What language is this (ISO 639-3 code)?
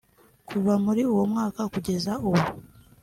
kin